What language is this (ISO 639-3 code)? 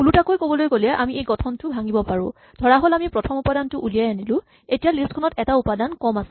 asm